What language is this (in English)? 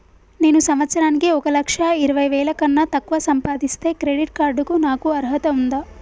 Telugu